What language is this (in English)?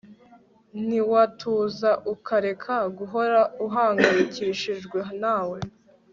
Kinyarwanda